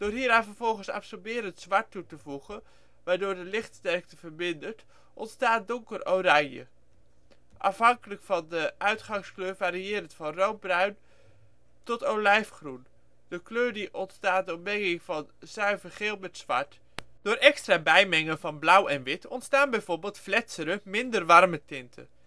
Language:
Dutch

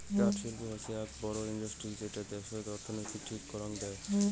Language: Bangla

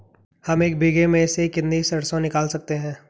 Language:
Hindi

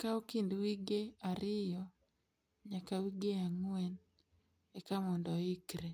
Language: Luo (Kenya and Tanzania)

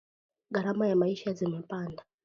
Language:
Swahili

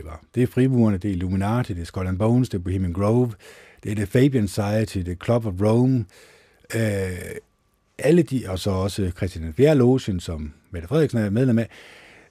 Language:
Danish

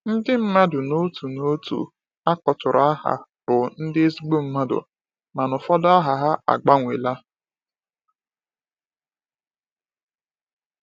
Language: Igbo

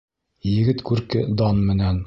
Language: Bashkir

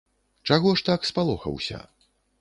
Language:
Belarusian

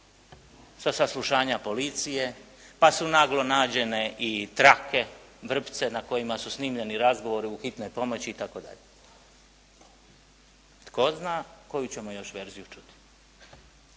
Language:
Croatian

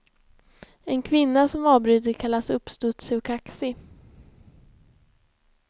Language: Swedish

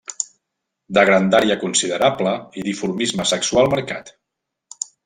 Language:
Catalan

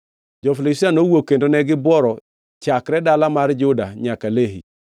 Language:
Luo (Kenya and Tanzania)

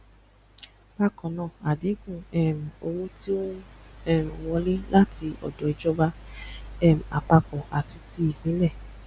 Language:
Yoruba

